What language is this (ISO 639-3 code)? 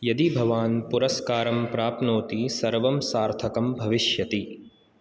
san